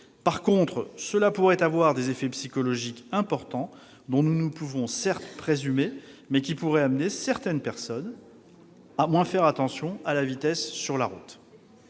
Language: French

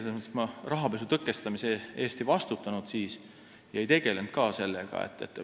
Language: Estonian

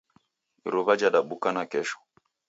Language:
Taita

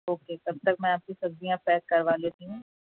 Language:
Urdu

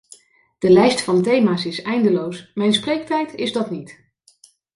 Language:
Dutch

